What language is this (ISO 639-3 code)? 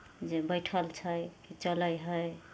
mai